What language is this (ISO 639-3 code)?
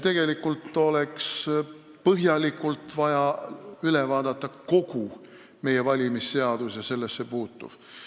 est